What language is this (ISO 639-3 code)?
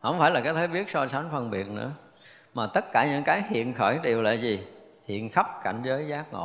vie